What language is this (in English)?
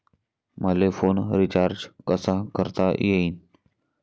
Marathi